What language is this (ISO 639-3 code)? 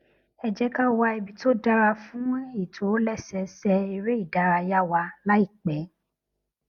yor